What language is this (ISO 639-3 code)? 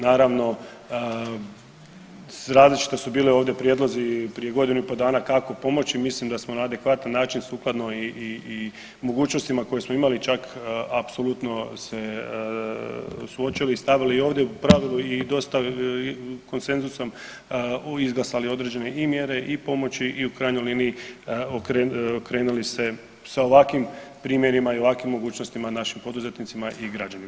hrv